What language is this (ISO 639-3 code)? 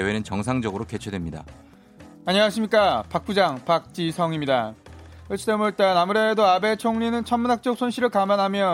kor